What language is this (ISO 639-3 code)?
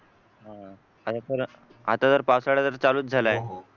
mar